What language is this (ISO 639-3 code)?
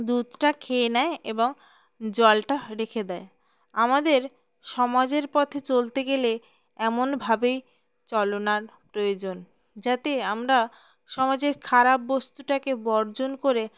ben